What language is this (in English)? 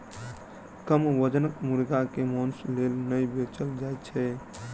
Maithili